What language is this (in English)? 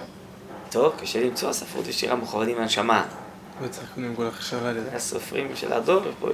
Hebrew